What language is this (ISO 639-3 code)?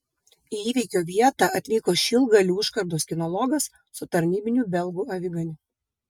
lit